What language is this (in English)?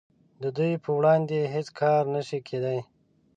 Pashto